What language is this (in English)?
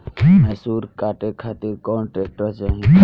Bhojpuri